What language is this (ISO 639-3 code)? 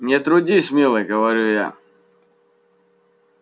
rus